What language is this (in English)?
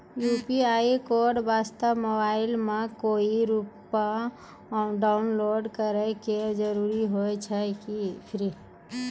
Maithili